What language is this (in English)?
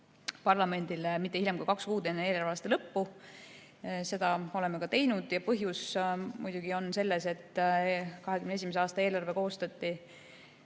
Estonian